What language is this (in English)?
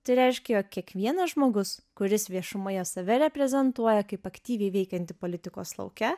Lithuanian